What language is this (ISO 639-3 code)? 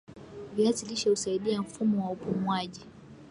swa